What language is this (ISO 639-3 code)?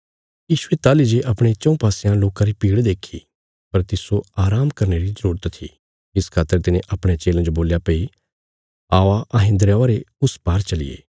kfs